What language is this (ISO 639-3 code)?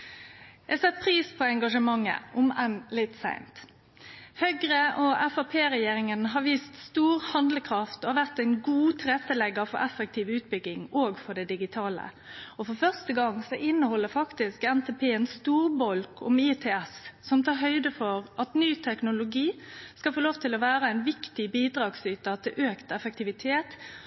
nno